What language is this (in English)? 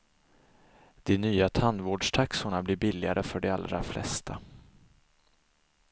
Swedish